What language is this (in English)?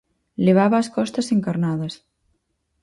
Galician